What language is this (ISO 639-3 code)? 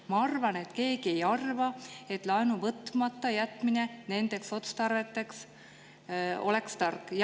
est